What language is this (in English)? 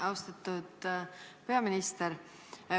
Estonian